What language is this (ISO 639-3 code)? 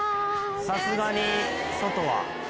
jpn